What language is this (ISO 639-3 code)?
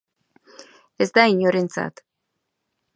eus